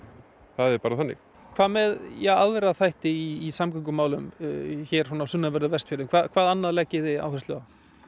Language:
Icelandic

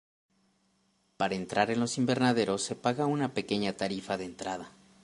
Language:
Spanish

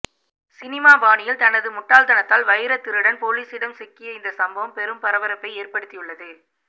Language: Tamil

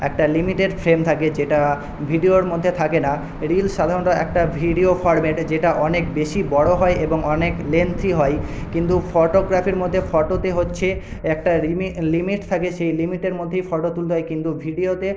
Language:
Bangla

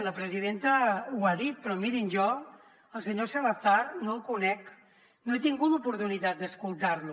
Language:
Catalan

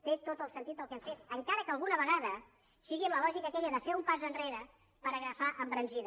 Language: Catalan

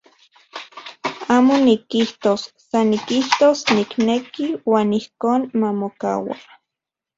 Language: Central Puebla Nahuatl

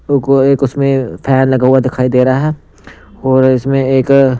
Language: Hindi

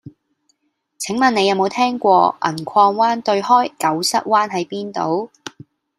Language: Cantonese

